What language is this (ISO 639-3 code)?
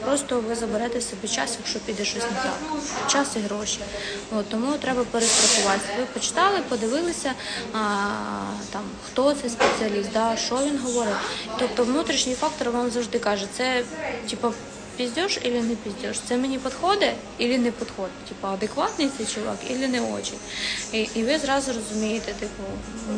ukr